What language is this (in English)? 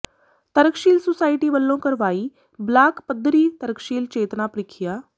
Punjabi